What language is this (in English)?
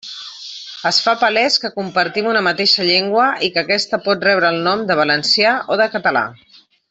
Catalan